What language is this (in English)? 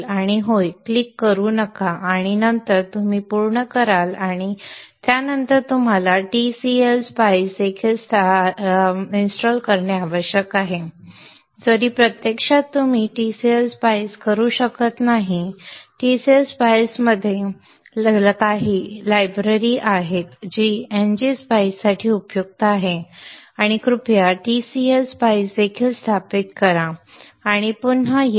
Marathi